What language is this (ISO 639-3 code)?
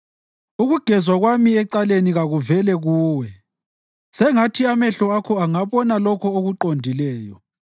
nde